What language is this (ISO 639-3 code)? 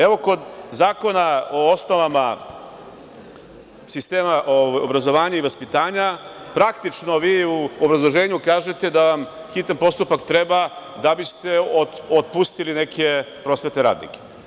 srp